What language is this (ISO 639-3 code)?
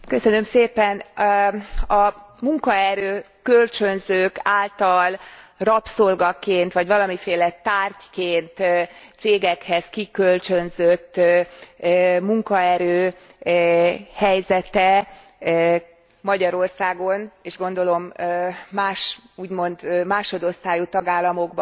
hun